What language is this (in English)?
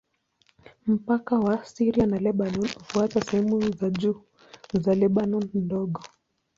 Swahili